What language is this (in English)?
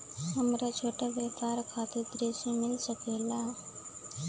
Bhojpuri